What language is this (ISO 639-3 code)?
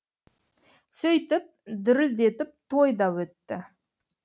kaz